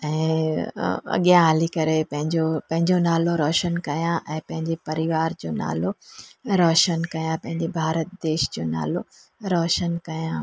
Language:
Sindhi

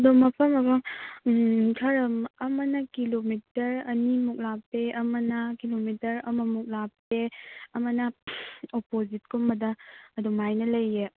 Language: Manipuri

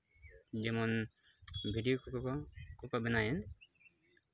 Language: Santali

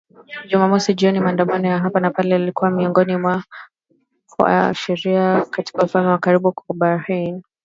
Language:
Swahili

